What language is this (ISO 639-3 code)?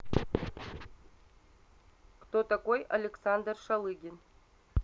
rus